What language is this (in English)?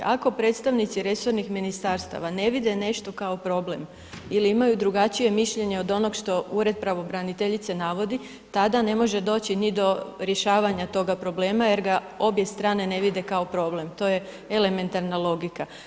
Croatian